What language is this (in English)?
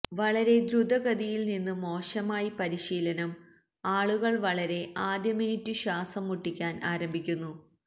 Malayalam